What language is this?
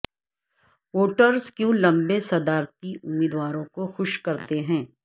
Urdu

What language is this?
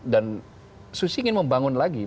Indonesian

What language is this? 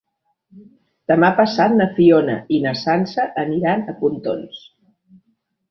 Catalan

